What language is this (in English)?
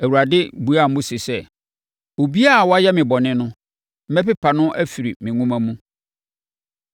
Akan